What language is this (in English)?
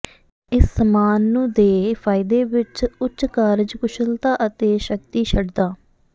Punjabi